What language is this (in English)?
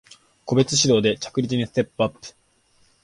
Japanese